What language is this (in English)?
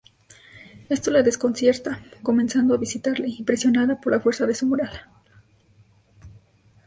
Spanish